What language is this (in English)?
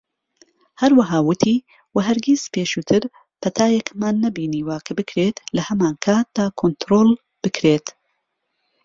Central Kurdish